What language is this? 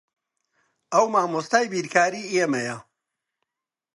Central Kurdish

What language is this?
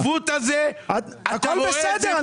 Hebrew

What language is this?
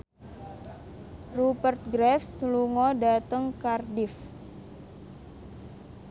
Javanese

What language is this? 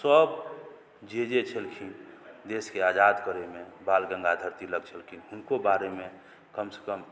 Maithili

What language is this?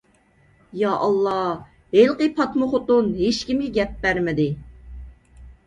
Uyghur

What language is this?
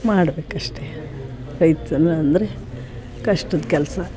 Kannada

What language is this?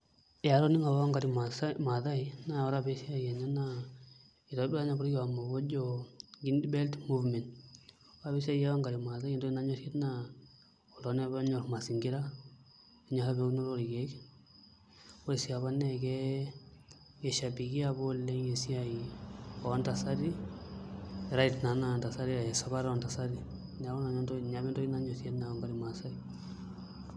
Masai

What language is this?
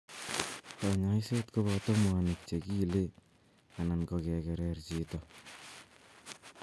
Kalenjin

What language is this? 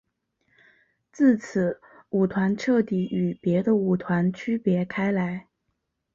Chinese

